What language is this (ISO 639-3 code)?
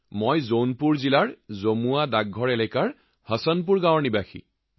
asm